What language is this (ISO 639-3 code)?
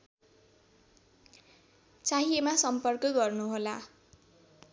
nep